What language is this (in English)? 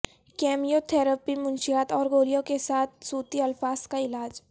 Urdu